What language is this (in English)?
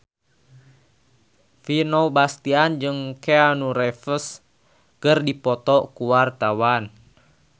Sundanese